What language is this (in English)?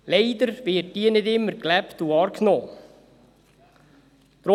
Swiss German